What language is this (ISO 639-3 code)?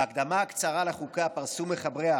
heb